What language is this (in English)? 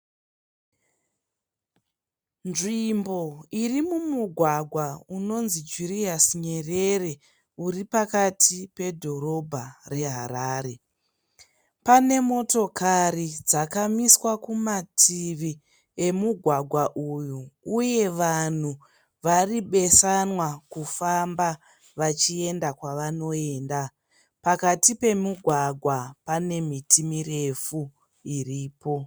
Shona